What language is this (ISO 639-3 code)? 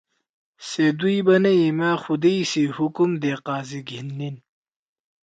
trw